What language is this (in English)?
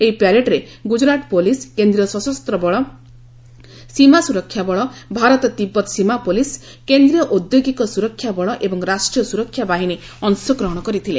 Odia